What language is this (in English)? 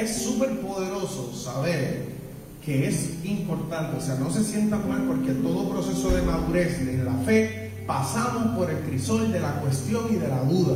Spanish